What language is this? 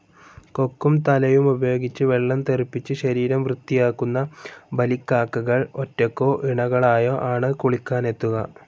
Malayalam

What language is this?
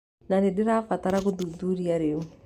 Kikuyu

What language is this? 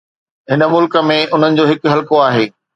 Sindhi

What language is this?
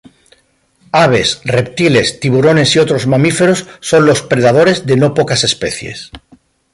Spanish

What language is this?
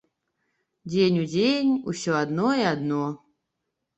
Belarusian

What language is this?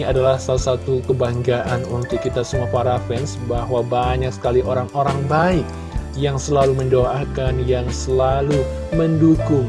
Indonesian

